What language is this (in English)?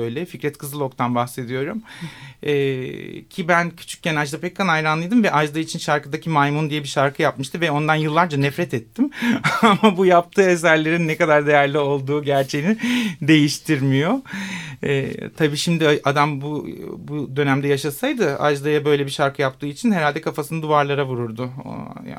Turkish